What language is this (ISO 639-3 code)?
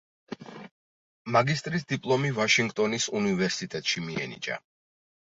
kat